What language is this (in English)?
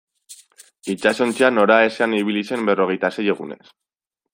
Basque